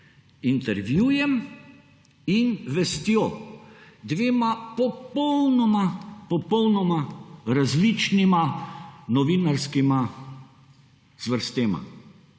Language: Slovenian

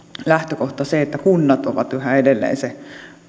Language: Finnish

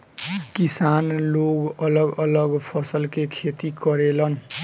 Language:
Bhojpuri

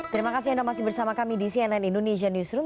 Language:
Indonesian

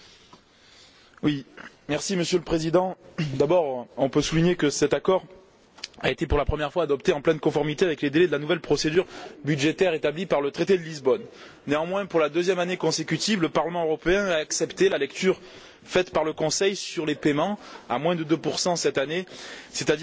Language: French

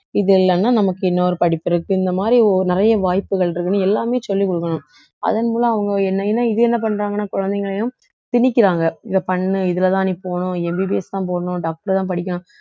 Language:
Tamil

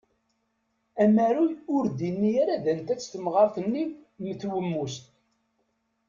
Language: Kabyle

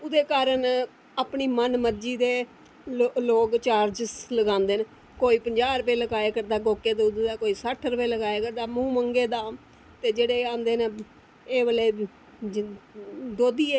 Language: Dogri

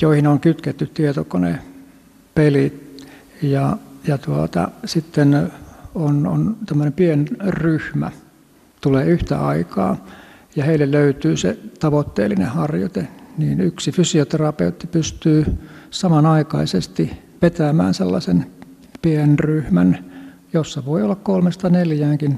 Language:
Finnish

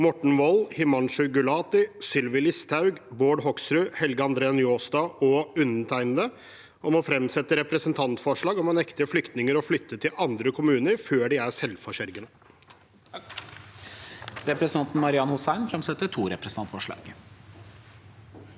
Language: Norwegian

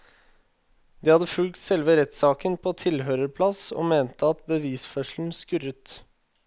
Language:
Norwegian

